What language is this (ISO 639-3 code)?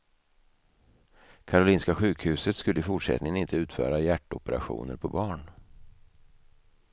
swe